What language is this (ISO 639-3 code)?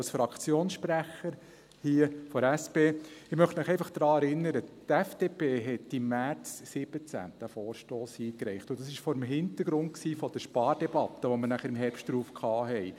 gsw